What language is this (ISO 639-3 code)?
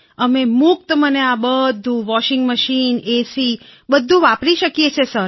guj